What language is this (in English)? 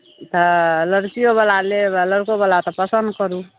Maithili